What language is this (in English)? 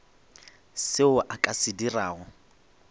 Northern Sotho